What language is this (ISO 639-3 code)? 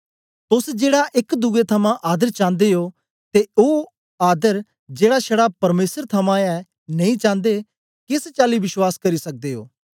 doi